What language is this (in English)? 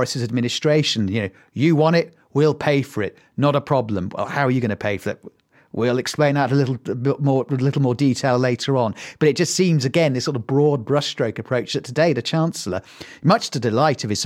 English